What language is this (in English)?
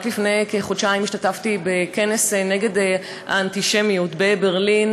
Hebrew